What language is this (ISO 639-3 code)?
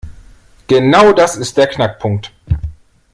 deu